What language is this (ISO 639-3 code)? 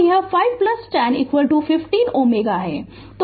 hin